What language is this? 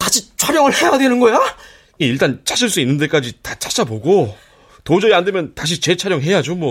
Korean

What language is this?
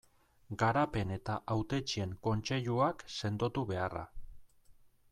Basque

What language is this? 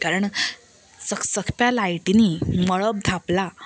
Konkani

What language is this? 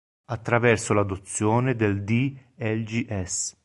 Italian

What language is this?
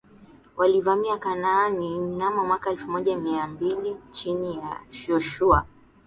Swahili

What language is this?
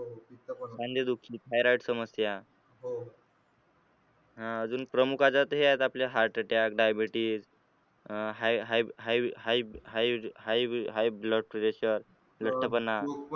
Marathi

